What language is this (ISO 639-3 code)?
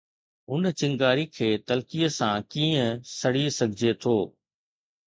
snd